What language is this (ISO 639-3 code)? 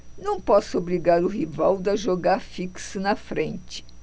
por